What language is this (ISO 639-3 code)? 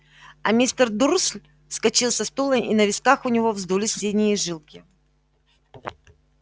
rus